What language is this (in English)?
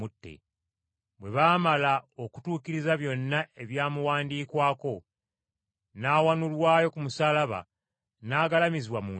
Ganda